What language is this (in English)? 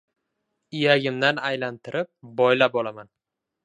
Uzbek